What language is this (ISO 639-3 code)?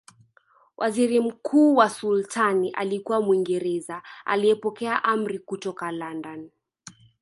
swa